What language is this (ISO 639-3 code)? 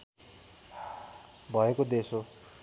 nep